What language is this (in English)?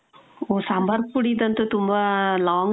Kannada